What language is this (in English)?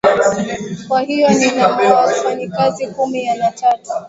Swahili